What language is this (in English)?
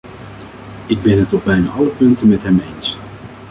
Dutch